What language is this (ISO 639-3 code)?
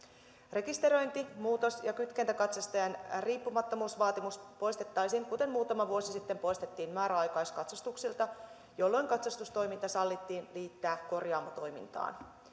fin